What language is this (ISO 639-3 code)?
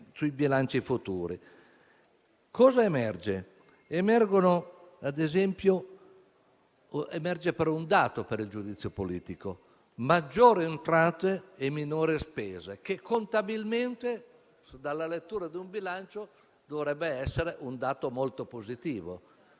ita